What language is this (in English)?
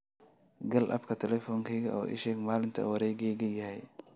Somali